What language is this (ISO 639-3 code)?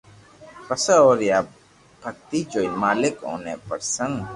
lrk